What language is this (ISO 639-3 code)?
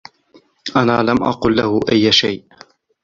ara